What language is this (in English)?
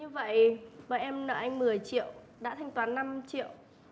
Vietnamese